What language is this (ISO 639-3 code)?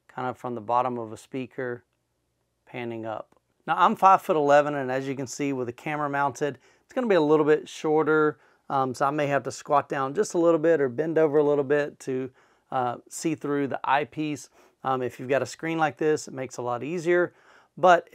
eng